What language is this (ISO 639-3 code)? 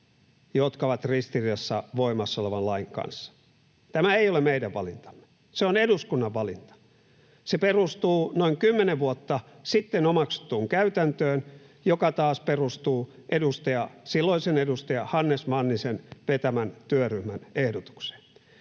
fin